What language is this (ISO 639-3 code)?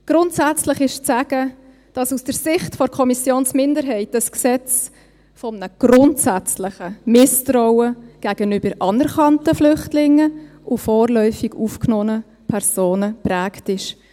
gsw